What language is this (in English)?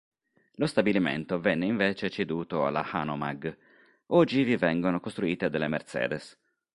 Italian